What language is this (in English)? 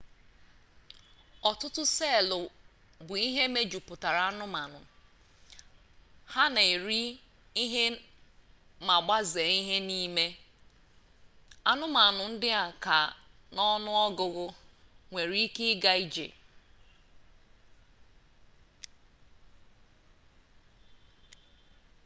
Igbo